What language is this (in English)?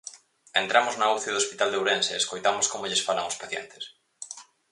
Galician